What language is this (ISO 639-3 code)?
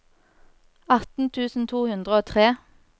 nor